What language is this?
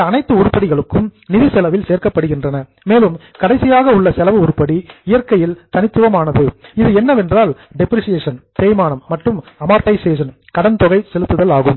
Tamil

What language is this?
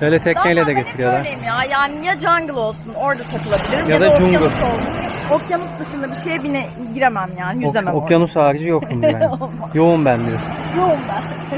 Turkish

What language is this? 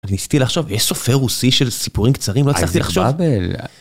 Hebrew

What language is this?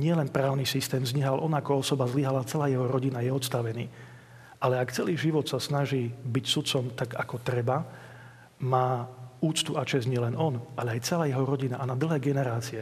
Slovak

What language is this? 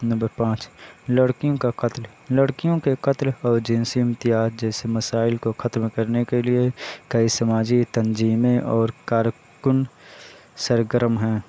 Urdu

